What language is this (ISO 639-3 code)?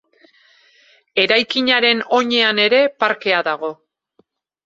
eus